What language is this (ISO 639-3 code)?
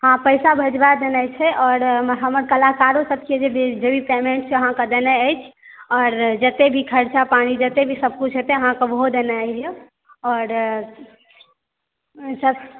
mai